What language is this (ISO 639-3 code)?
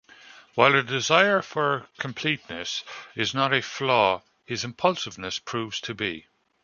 eng